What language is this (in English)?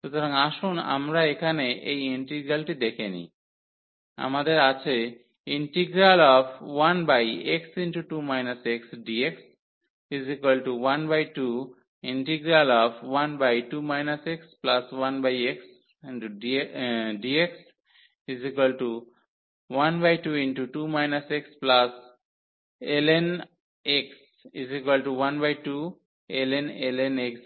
Bangla